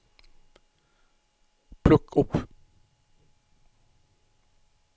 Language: Norwegian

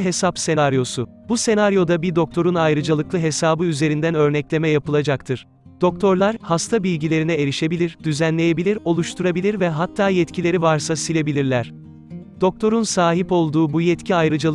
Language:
Turkish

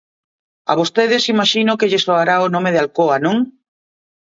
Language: Galician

